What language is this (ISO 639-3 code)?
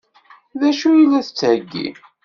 kab